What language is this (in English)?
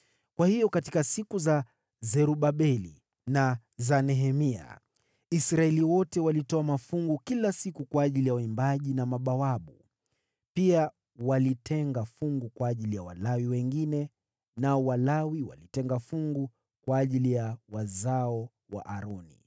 Swahili